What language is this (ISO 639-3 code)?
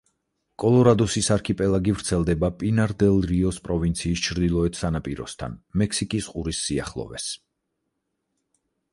kat